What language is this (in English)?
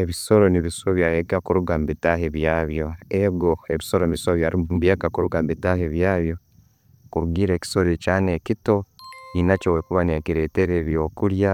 Tooro